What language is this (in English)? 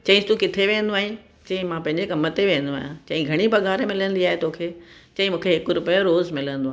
Sindhi